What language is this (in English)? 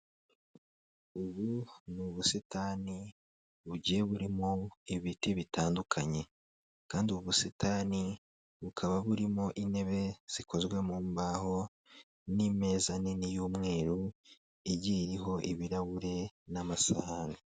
Kinyarwanda